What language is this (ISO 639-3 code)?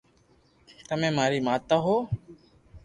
lrk